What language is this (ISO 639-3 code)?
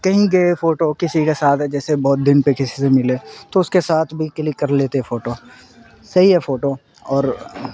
urd